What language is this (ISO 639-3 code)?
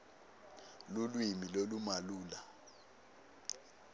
ssw